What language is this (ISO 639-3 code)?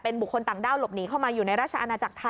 tha